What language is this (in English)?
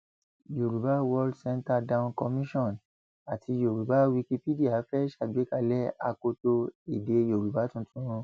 Yoruba